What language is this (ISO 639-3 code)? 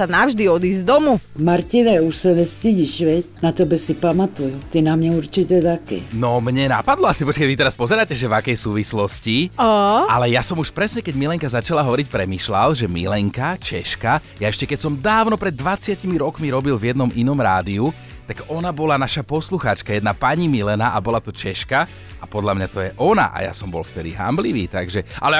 slk